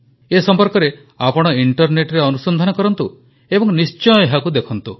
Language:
Odia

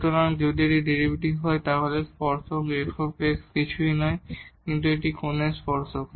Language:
Bangla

